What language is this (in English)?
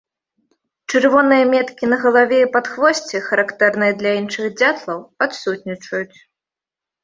Belarusian